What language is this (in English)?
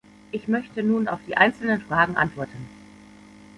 German